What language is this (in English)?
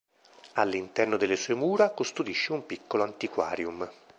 Italian